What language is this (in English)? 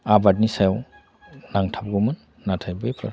Bodo